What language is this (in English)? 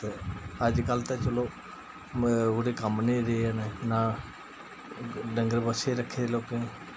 Dogri